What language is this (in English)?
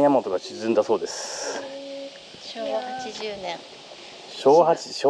Japanese